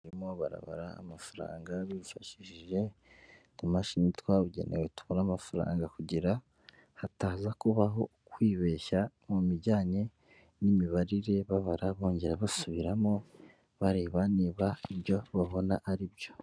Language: Kinyarwanda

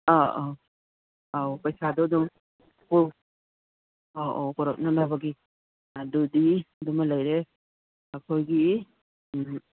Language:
Manipuri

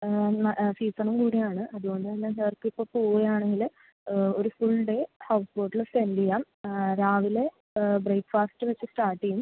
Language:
Malayalam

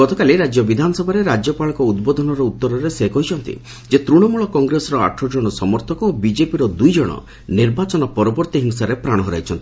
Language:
Odia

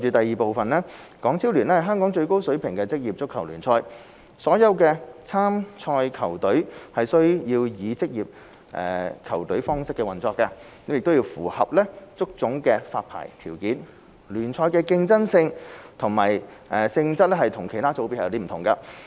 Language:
Cantonese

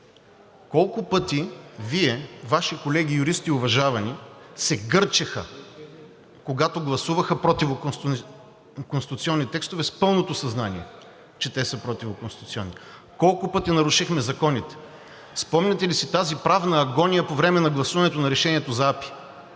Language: Bulgarian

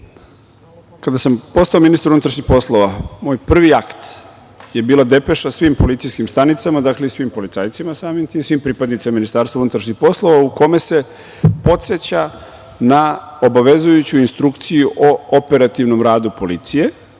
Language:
Serbian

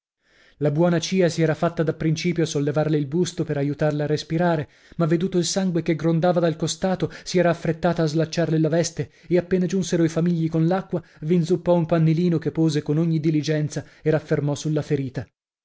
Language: Italian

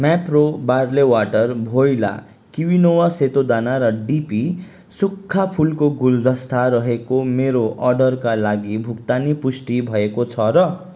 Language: Nepali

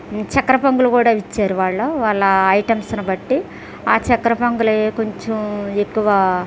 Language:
Telugu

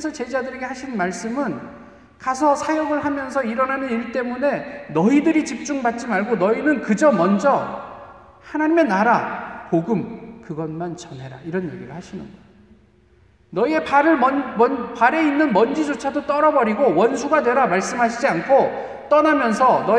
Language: Korean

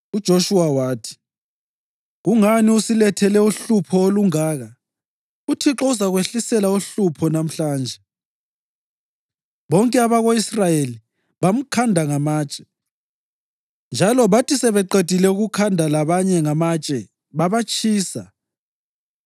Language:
North Ndebele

